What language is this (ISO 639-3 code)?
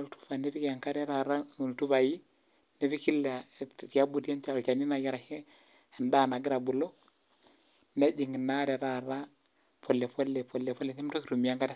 mas